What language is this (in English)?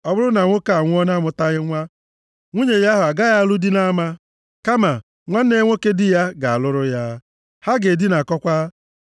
Igbo